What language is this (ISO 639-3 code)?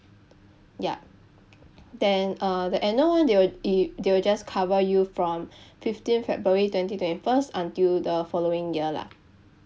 eng